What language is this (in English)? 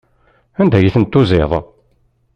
Kabyle